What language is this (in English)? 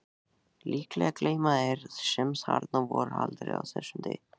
Icelandic